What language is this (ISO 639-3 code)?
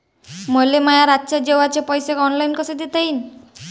mar